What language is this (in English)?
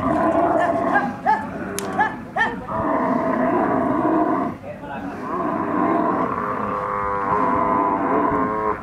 Arabic